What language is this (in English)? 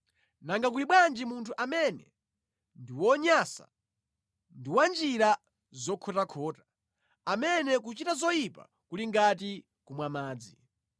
Nyanja